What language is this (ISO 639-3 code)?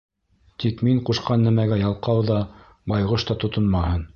bak